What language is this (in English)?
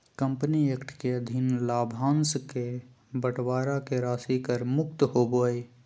Magahi